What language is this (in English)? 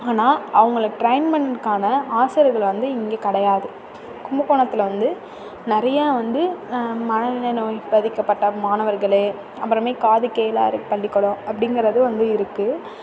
Tamil